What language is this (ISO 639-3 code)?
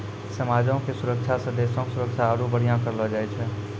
mai